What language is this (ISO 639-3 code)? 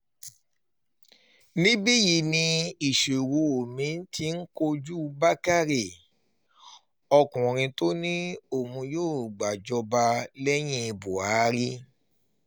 yor